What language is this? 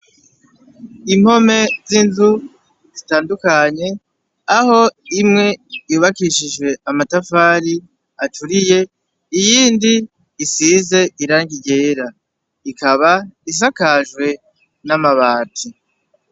Rundi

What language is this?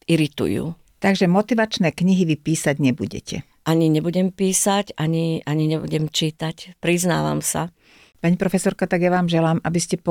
Slovak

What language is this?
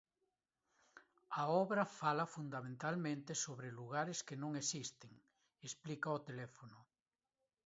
Galician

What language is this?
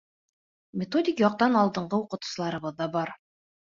Bashkir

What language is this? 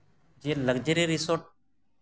Santali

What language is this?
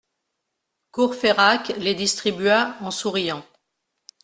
French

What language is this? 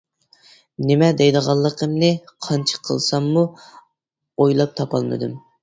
Uyghur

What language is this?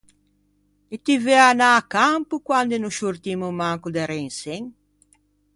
Ligurian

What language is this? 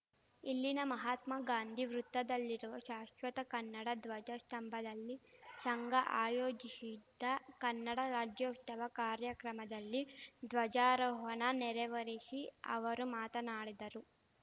Kannada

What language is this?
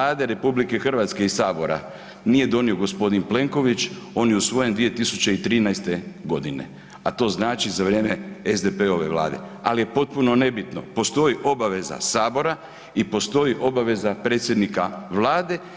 Croatian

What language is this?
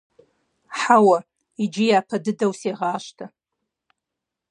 Kabardian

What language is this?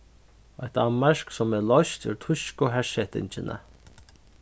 Faroese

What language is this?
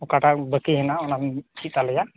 Santali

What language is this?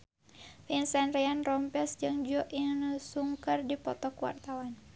Sundanese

